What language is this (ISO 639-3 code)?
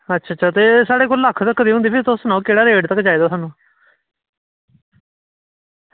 doi